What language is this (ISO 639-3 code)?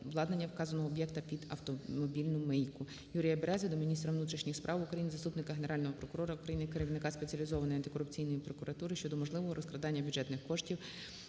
ukr